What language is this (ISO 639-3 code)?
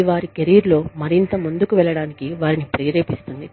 tel